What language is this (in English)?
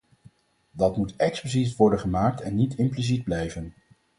Dutch